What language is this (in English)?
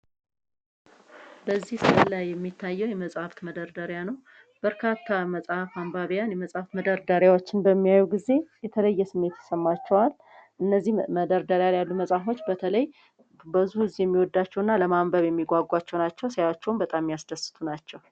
Amharic